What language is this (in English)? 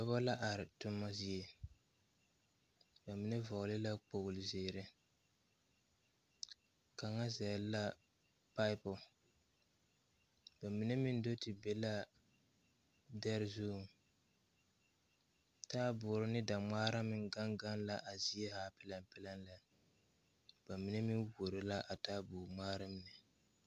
Southern Dagaare